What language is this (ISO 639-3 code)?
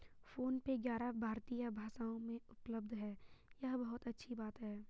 hin